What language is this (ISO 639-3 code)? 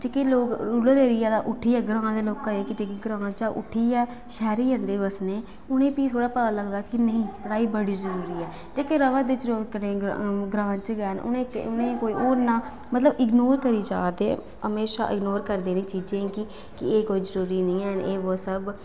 doi